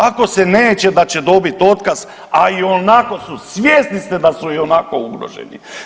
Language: Croatian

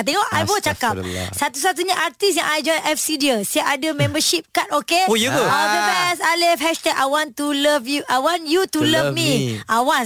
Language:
Malay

